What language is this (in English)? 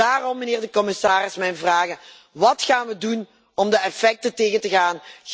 Dutch